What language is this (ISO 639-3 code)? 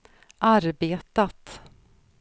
swe